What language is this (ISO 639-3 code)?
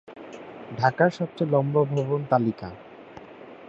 ben